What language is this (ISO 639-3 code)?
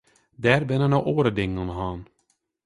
fry